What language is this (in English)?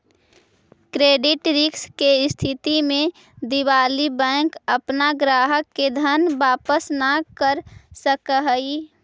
Magahi